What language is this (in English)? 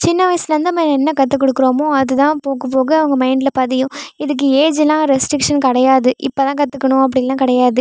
Tamil